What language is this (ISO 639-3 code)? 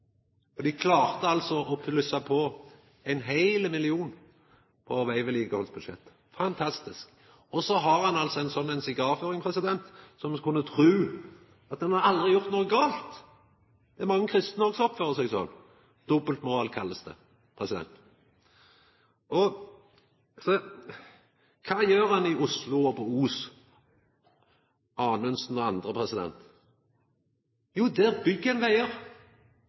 nno